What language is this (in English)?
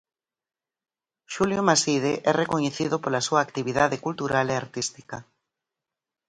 Galician